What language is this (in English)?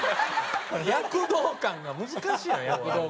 Japanese